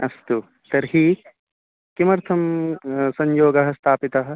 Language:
Sanskrit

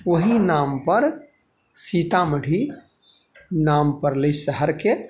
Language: Maithili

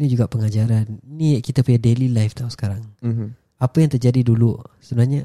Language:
Malay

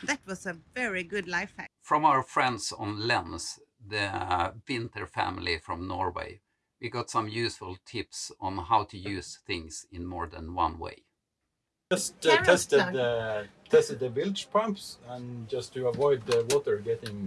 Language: English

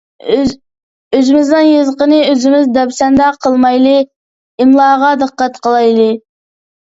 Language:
Uyghur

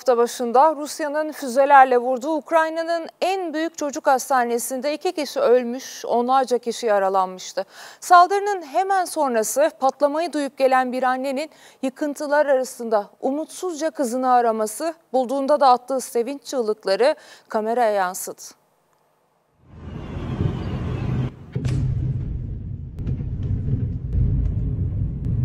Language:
Turkish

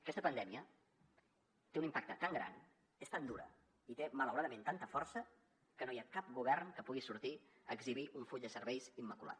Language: Catalan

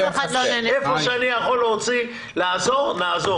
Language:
Hebrew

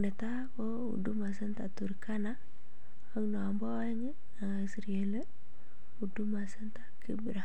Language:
Kalenjin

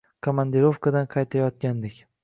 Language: Uzbek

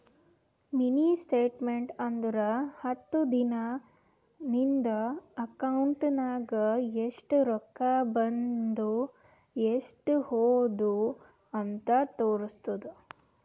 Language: Kannada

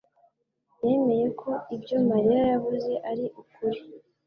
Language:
Kinyarwanda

